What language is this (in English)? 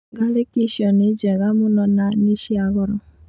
Kikuyu